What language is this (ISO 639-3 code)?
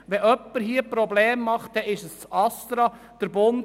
gsw